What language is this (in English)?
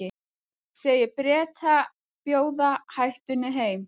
Icelandic